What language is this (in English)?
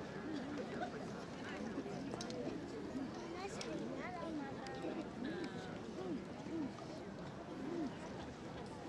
Japanese